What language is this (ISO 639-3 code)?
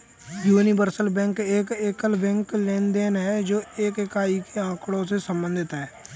hin